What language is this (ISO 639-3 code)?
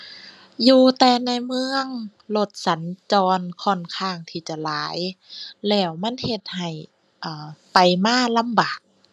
tha